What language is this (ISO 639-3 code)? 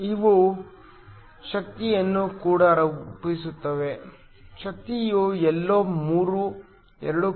kan